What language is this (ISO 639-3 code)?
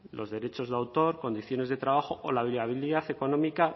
spa